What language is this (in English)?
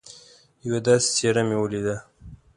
Pashto